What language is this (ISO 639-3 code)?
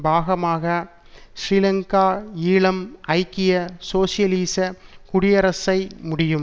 tam